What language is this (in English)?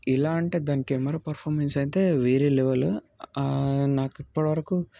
Telugu